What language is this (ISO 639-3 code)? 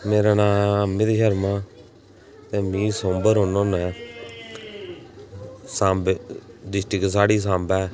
doi